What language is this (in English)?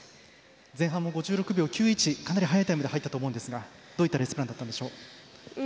Japanese